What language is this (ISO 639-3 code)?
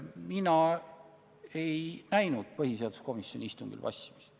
est